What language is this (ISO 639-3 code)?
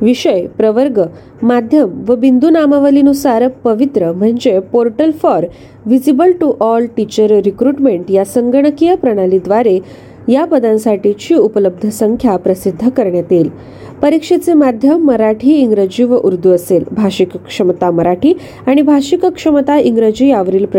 mar